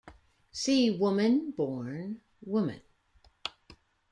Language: English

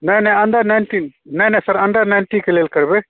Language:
Maithili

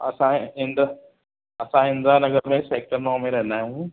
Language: Sindhi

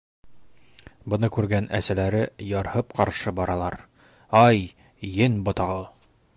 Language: Bashkir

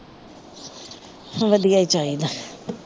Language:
Punjabi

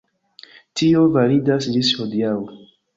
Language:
Esperanto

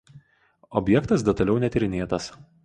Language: Lithuanian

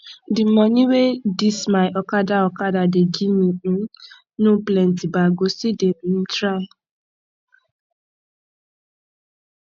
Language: Nigerian Pidgin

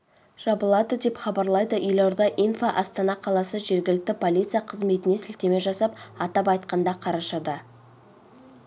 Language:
Kazakh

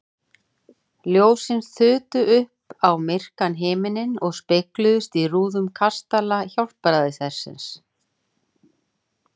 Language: Icelandic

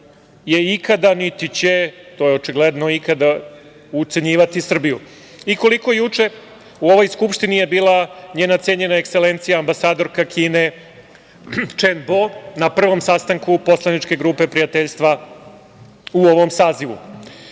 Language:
Serbian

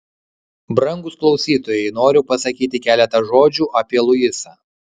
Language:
Lithuanian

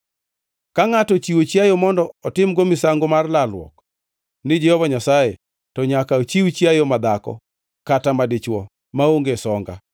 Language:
Luo (Kenya and Tanzania)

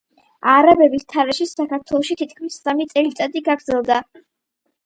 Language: Georgian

